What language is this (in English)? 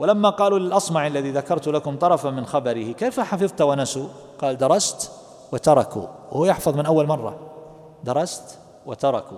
Arabic